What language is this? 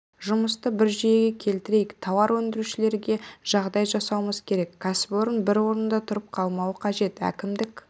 Kazakh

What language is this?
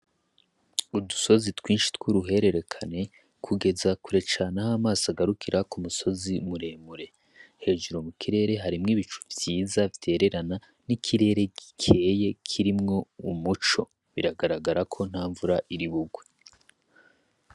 Rundi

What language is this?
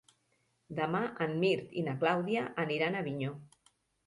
Catalan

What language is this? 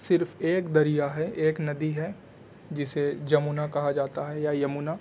Urdu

